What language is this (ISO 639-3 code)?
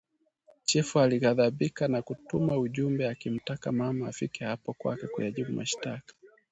swa